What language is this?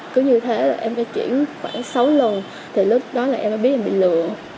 Vietnamese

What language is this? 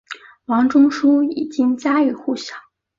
Chinese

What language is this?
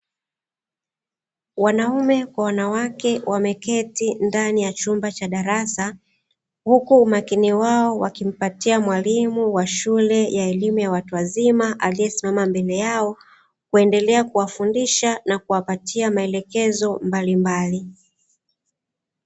Swahili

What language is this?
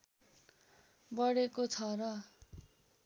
Nepali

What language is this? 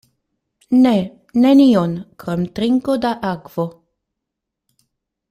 Esperanto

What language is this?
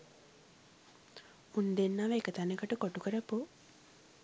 Sinhala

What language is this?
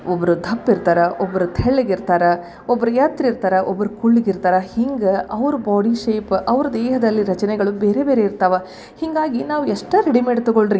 Kannada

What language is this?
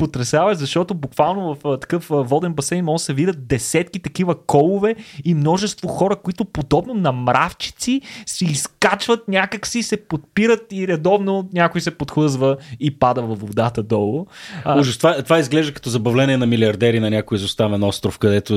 Bulgarian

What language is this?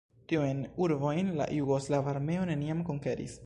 Esperanto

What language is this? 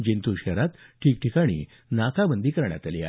Marathi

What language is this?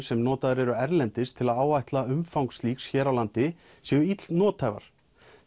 Icelandic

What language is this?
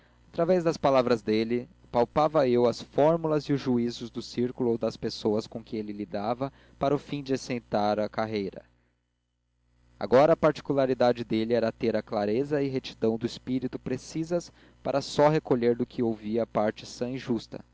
Portuguese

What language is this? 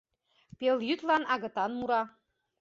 Mari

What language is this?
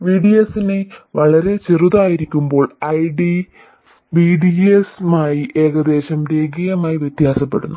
Malayalam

